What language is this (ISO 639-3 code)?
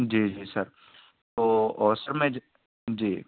urd